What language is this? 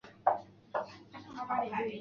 Chinese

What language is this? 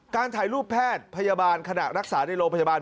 Thai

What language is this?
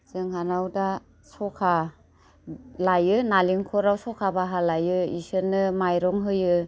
Bodo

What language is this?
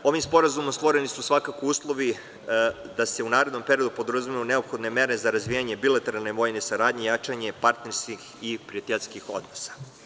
Serbian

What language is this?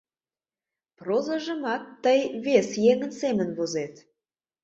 Mari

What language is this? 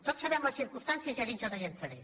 Catalan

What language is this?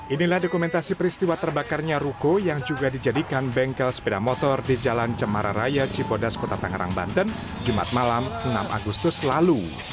Indonesian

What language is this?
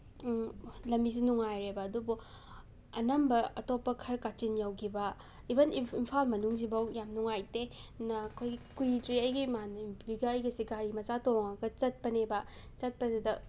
Manipuri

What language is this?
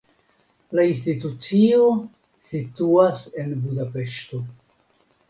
Esperanto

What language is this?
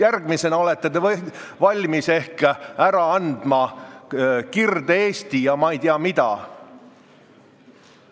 Estonian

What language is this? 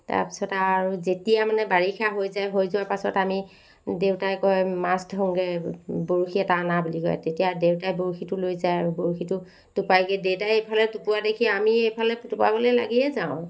Assamese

